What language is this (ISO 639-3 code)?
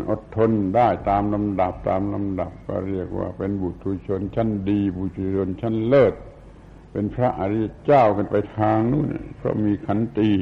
tha